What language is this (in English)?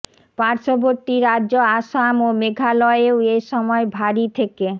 Bangla